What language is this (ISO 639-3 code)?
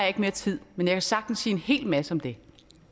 dan